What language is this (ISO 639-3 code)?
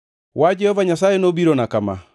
luo